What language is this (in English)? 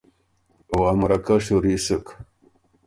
Ormuri